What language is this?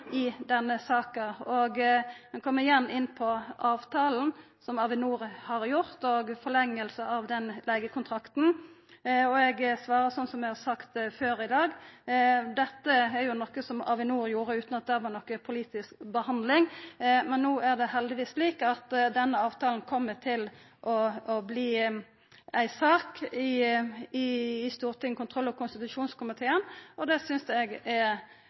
Norwegian Nynorsk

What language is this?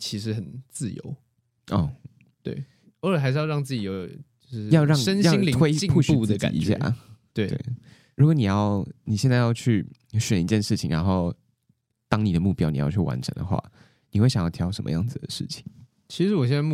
Chinese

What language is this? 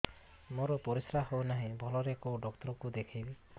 Odia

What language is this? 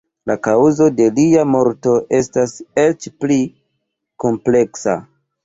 Esperanto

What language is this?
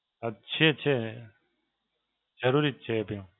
Gujarati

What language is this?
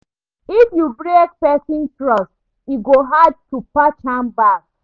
Nigerian Pidgin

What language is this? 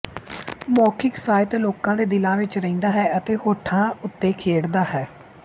Punjabi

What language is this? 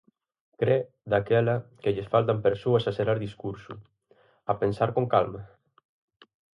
Galician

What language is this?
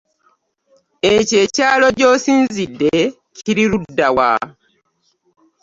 Ganda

